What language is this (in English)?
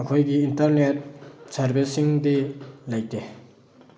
Manipuri